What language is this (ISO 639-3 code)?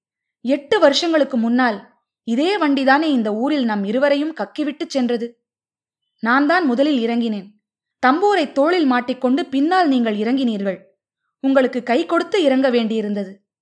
tam